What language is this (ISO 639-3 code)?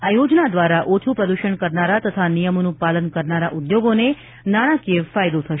guj